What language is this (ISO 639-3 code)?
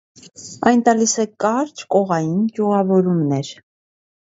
hye